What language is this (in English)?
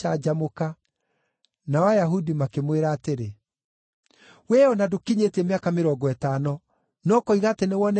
Kikuyu